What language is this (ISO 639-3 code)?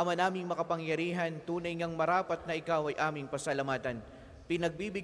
fil